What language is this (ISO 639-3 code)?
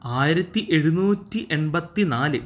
mal